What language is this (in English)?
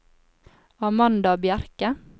Norwegian